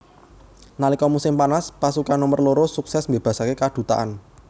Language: Javanese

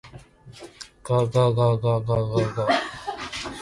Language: Japanese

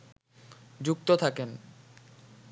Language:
Bangla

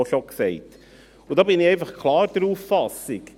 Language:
Swiss German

